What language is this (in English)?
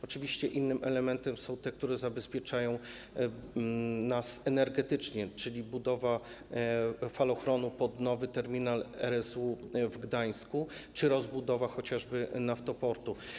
Polish